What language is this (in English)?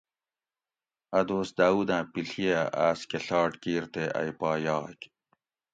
Gawri